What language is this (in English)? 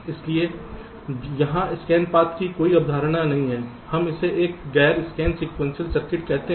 Hindi